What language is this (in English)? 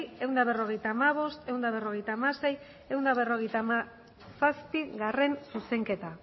Basque